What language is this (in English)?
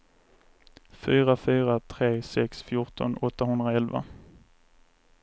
Swedish